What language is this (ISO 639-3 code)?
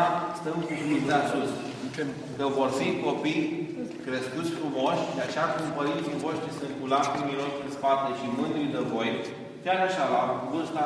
ron